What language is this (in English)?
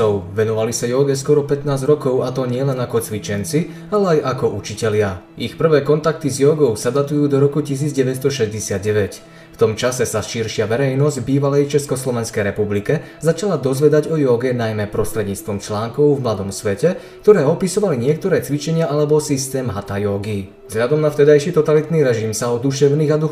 Slovak